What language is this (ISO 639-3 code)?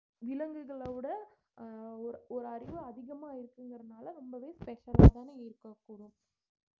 tam